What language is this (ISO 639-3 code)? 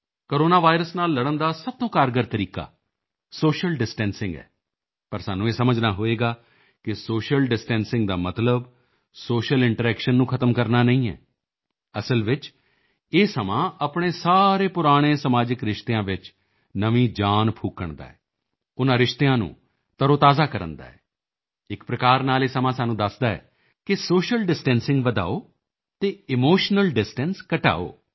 pan